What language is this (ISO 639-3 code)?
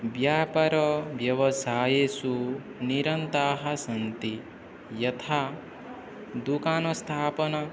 san